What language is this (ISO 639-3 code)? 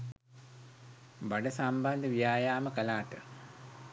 sin